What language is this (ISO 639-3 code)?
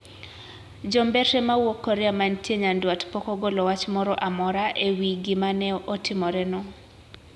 luo